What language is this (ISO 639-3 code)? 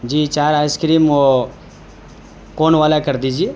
urd